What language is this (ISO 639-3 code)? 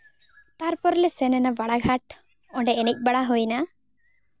sat